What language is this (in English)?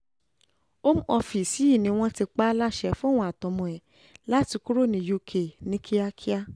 Yoruba